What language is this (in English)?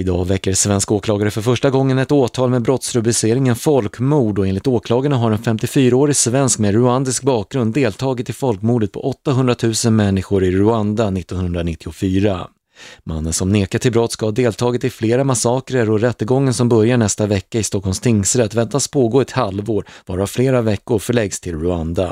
Swedish